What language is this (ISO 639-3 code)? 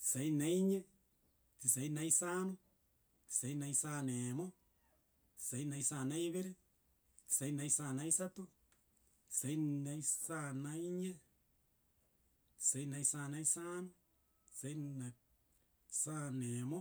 guz